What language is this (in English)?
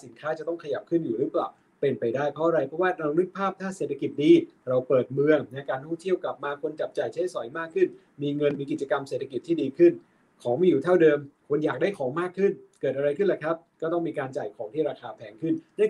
Thai